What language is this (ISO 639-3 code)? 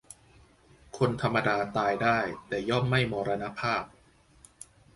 tha